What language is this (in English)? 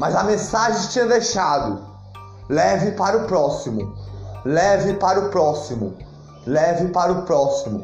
Portuguese